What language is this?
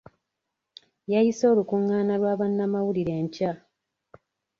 Ganda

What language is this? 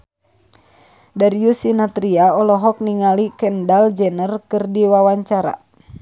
Sundanese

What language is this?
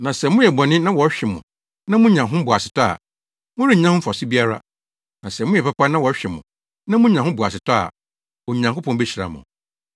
Akan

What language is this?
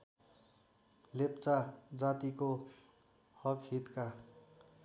Nepali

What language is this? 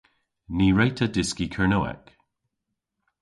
Cornish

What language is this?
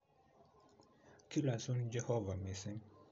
Kalenjin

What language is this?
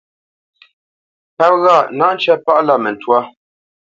Bamenyam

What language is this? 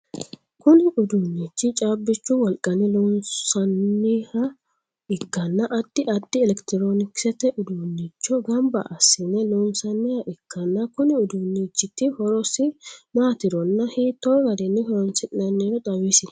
Sidamo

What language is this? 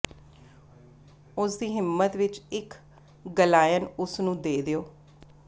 Punjabi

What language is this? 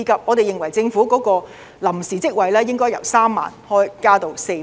Cantonese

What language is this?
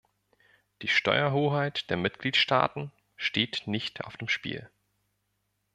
German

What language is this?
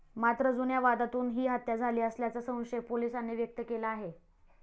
Marathi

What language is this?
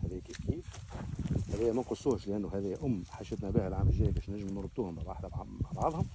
Arabic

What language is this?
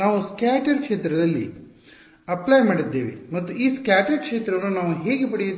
Kannada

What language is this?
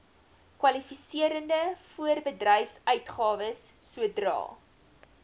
Afrikaans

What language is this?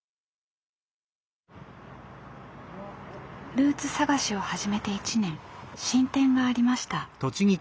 Japanese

